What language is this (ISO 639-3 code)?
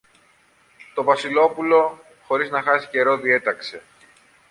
ell